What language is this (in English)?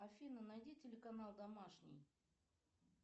Russian